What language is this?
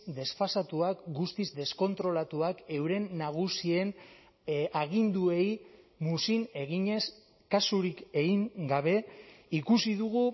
Basque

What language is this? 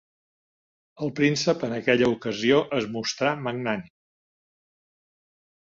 Catalan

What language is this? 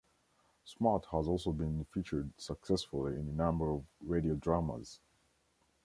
English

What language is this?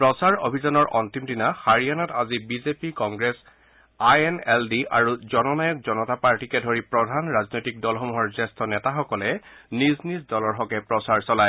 Assamese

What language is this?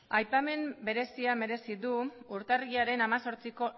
Basque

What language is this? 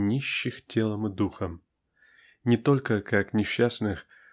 Russian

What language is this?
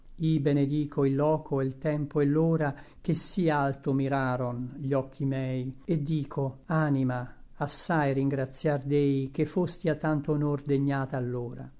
Italian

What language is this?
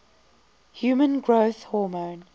English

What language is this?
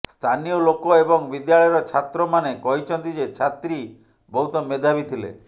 Odia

